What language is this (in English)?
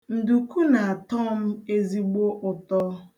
Igbo